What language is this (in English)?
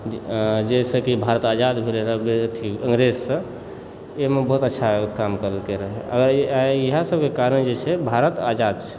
Maithili